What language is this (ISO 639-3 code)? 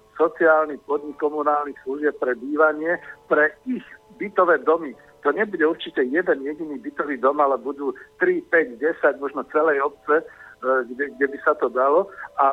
slk